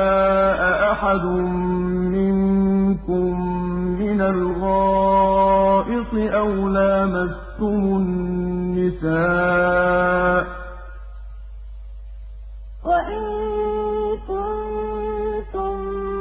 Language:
Arabic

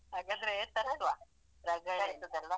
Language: Kannada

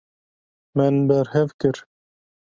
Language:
Kurdish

